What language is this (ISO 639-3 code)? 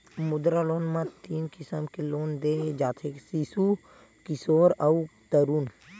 hne